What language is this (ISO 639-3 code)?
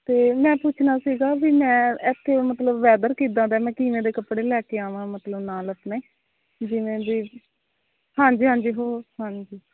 pan